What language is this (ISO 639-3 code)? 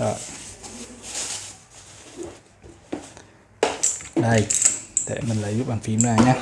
vie